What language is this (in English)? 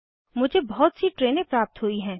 Hindi